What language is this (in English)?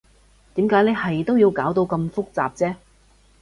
Cantonese